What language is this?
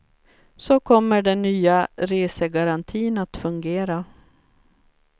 Swedish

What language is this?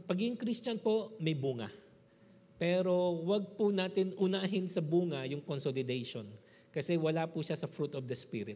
Filipino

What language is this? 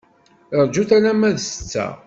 Kabyle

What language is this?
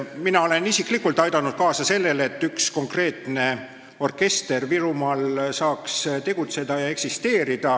Estonian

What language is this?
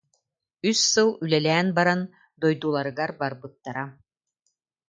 Yakut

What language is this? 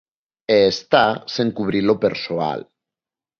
Galician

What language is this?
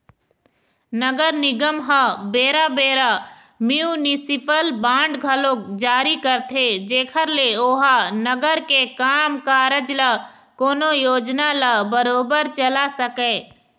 Chhattisgarhi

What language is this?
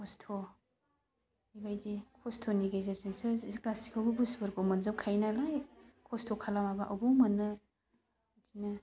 Bodo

